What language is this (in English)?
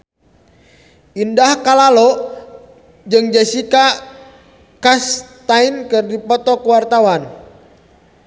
Sundanese